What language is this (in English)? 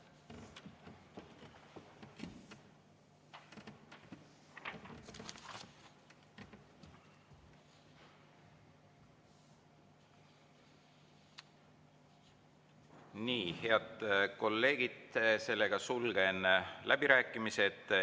Estonian